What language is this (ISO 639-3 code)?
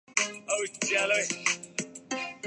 urd